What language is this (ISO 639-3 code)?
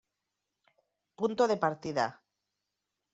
spa